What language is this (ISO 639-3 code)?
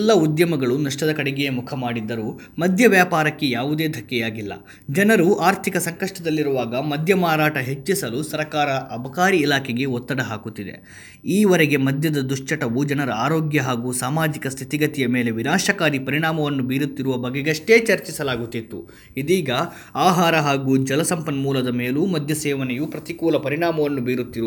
kan